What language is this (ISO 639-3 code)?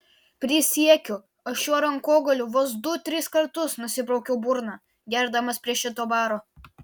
lit